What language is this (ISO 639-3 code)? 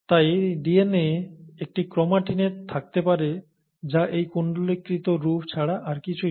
ben